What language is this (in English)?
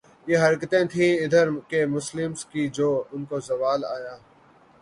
Urdu